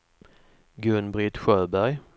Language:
Swedish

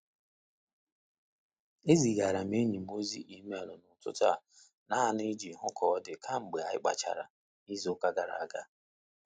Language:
Igbo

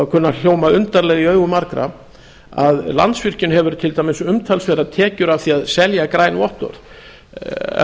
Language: Icelandic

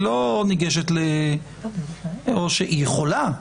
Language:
Hebrew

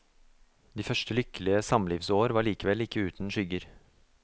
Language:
Norwegian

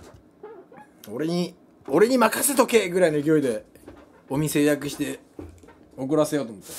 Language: Japanese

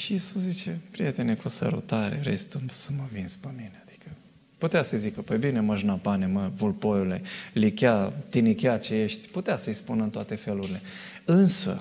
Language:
Romanian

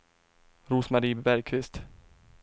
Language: Swedish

